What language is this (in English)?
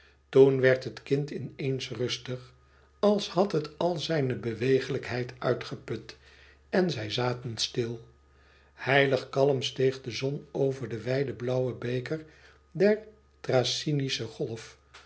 Dutch